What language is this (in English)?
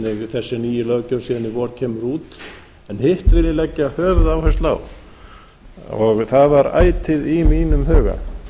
Icelandic